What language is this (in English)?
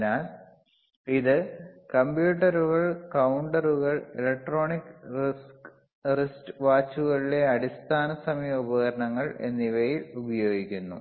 Malayalam